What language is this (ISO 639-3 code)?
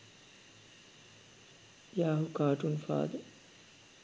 sin